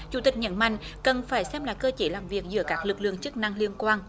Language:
Vietnamese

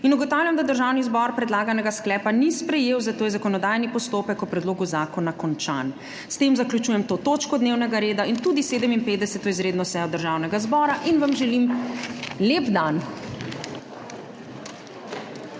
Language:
Slovenian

